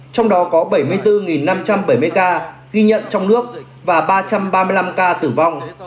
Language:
Vietnamese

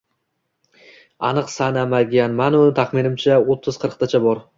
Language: Uzbek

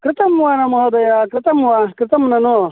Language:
Sanskrit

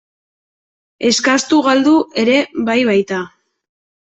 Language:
Basque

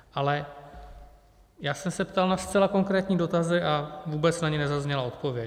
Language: Czech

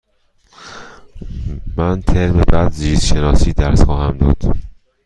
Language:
Persian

